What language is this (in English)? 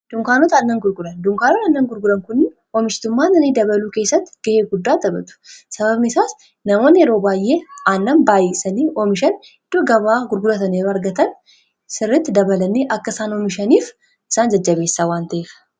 Oromo